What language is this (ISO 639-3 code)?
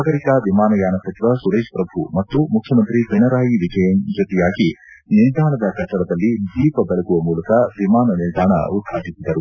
kan